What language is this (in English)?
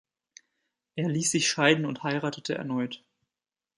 German